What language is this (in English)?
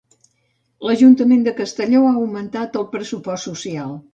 Catalan